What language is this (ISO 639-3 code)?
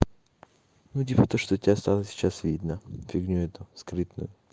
rus